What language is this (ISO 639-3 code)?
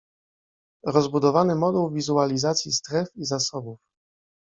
pol